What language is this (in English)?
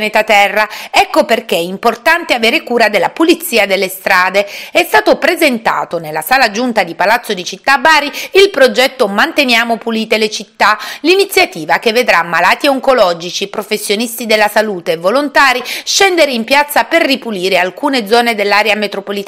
Italian